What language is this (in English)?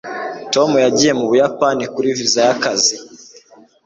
Kinyarwanda